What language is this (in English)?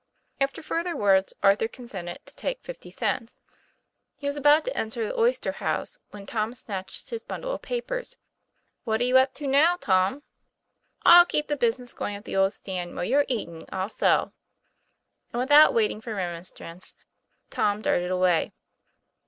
English